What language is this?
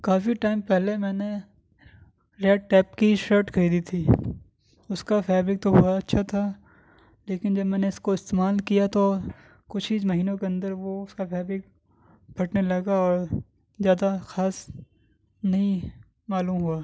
Urdu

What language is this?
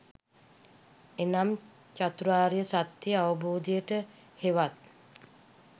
Sinhala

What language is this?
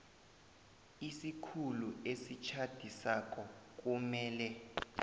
South Ndebele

